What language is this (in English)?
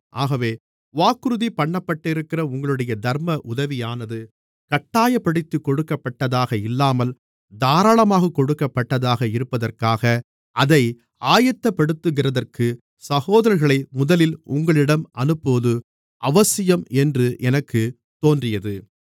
Tamil